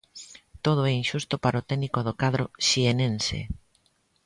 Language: Galician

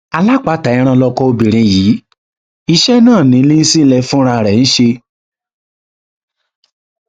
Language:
Yoruba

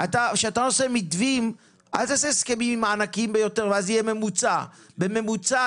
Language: Hebrew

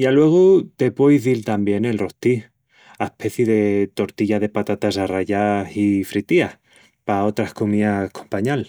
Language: Extremaduran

